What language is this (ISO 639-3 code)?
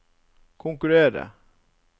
nor